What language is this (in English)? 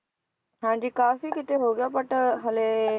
Punjabi